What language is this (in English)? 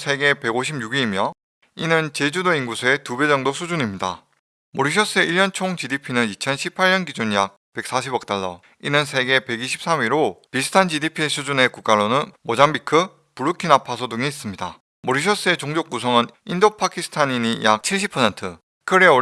Korean